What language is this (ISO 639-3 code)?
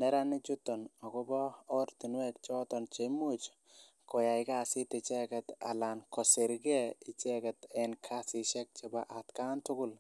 kln